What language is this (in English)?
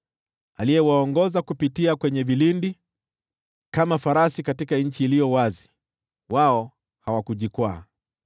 Swahili